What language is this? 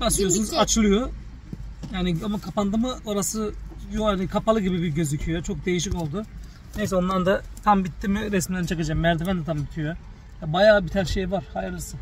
Turkish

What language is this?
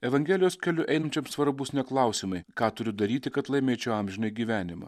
Lithuanian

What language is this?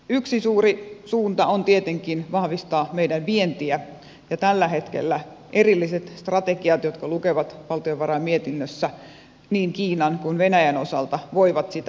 Finnish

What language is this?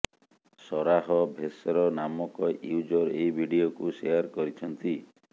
Odia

